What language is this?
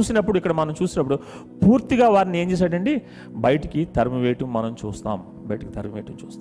Telugu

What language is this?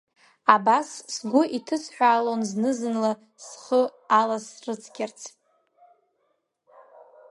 Abkhazian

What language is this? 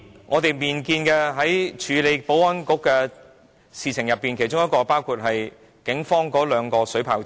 Cantonese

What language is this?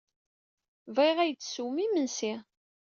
Kabyle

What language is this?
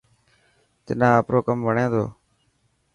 Dhatki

